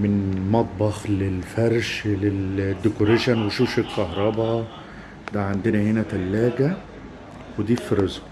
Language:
Arabic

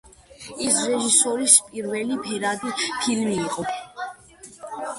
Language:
Georgian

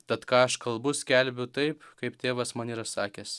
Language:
Lithuanian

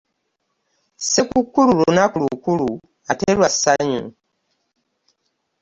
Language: Ganda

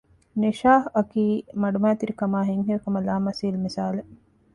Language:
Divehi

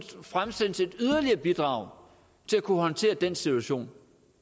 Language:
Danish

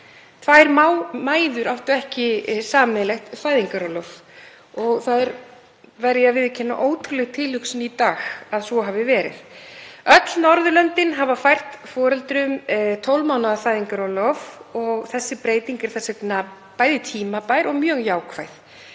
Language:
Icelandic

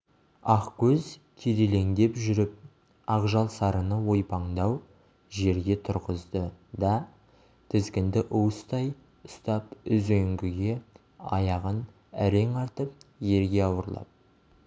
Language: Kazakh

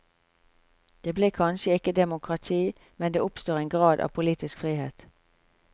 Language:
Norwegian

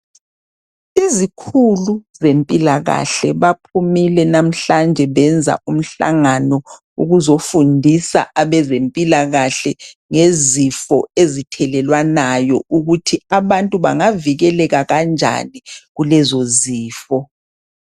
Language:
North Ndebele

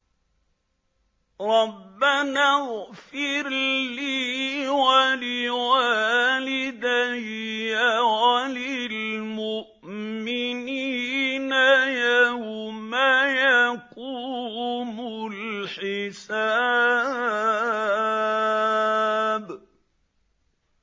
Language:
Arabic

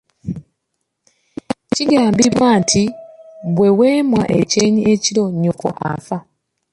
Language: Ganda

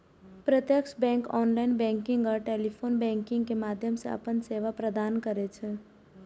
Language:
Maithili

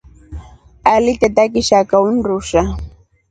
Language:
Rombo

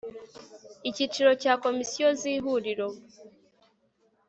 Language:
Kinyarwanda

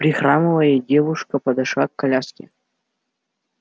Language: Russian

